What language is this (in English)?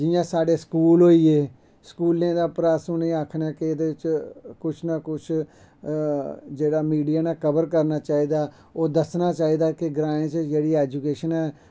Dogri